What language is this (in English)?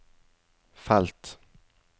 Norwegian